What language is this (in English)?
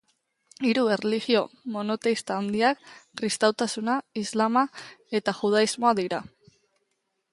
Basque